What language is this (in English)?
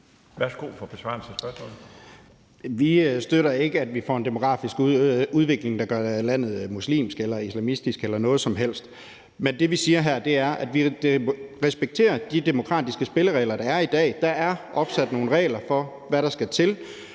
Danish